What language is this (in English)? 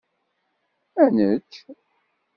Kabyle